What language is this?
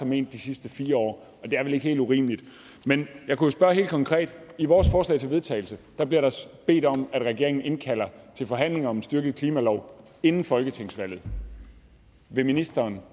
Danish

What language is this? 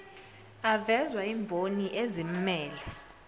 Zulu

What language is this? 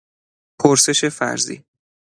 Persian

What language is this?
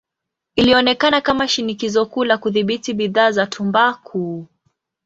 Swahili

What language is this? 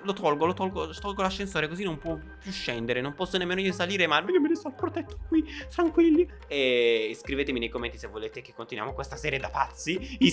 Italian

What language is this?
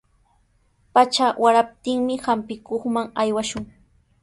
Sihuas Ancash Quechua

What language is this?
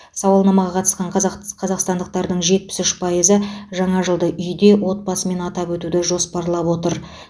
Kazakh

